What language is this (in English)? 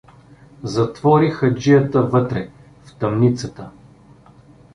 Bulgarian